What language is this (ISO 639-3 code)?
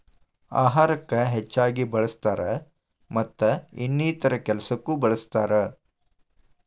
kan